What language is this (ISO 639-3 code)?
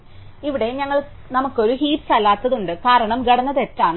mal